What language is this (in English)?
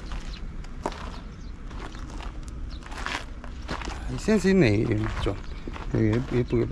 Korean